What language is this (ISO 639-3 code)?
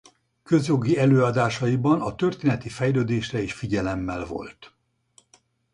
hun